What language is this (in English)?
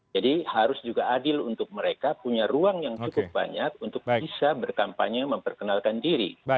Indonesian